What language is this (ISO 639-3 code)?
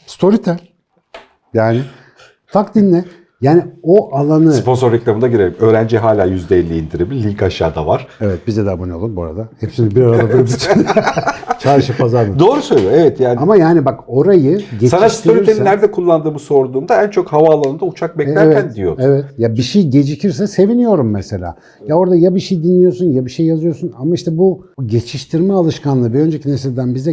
tur